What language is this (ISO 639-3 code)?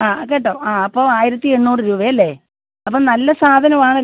mal